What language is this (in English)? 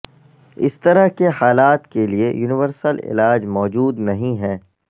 Urdu